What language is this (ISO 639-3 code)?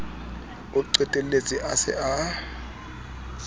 sot